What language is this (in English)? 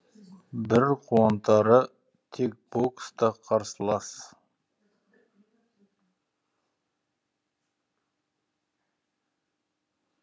Kazakh